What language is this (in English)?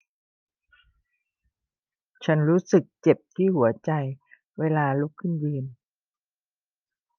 Thai